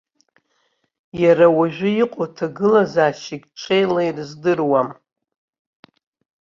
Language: Abkhazian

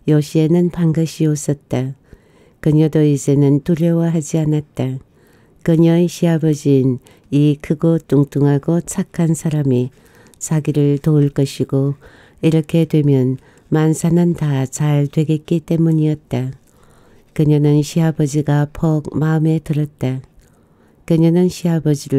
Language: Korean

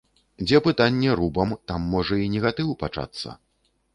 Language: Belarusian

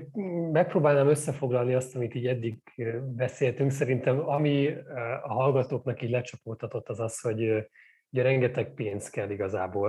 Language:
Hungarian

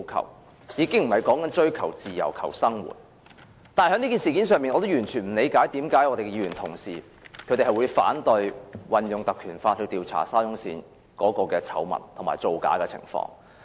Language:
Cantonese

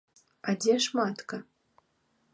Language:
Belarusian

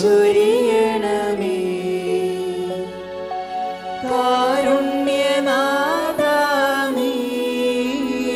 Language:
Turkish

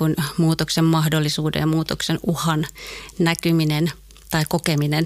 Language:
Finnish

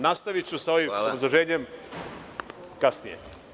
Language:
Serbian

